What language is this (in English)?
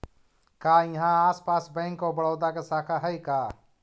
Magahi